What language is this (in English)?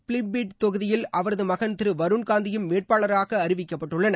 Tamil